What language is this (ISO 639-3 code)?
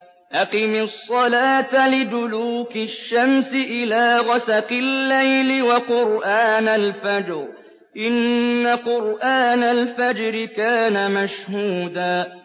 ara